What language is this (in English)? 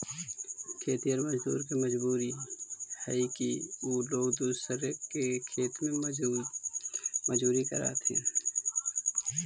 Magahi